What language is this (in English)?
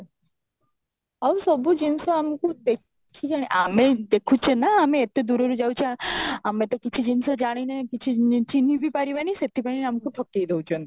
Odia